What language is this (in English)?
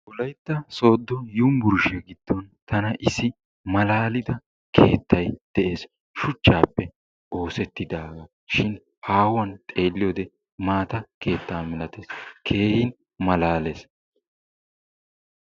Wolaytta